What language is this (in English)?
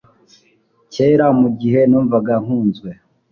Kinyarwanda